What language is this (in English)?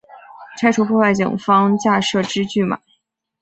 Chinese